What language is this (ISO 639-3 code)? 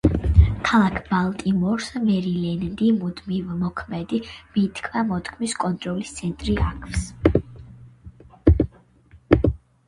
kat